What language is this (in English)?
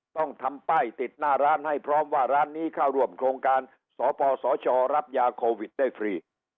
Thai